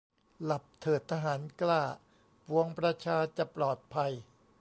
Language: Thai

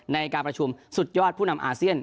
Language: Thai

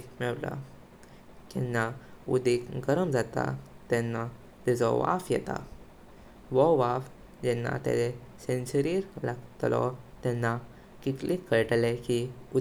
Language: Konkani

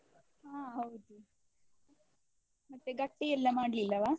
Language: Kannada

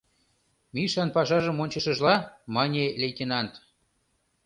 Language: Mari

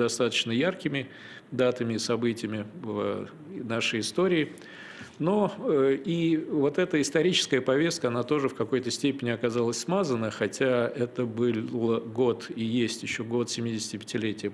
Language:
Russian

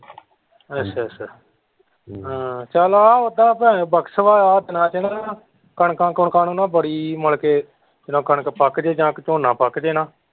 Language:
Punjabi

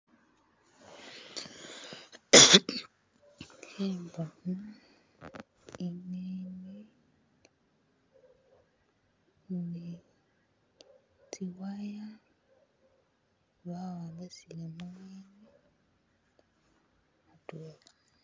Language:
Masaaba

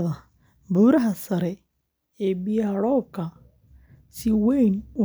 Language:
Somali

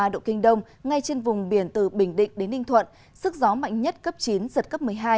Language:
Vietnamese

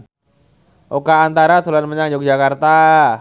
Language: Javanese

